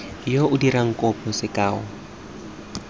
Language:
Tswana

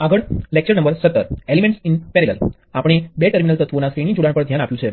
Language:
Gujarati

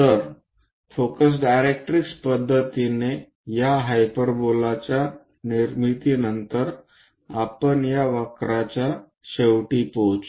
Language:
Marathi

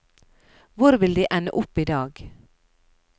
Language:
Norwegian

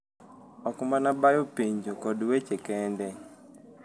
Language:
Luo (Kenya and Tanzania)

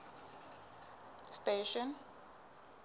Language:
Southern Sotho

